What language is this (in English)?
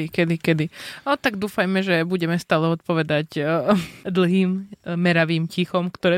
Slovak